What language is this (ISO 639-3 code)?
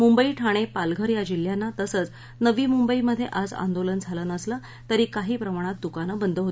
mar